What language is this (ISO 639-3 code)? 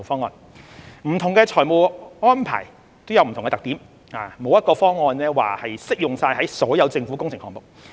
yue